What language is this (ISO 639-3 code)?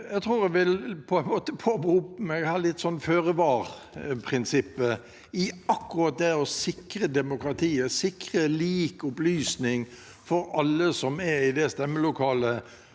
nor